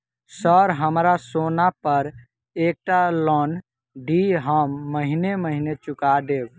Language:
Maithili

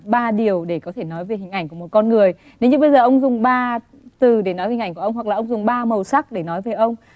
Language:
Vietnamese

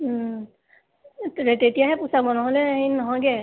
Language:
Assamese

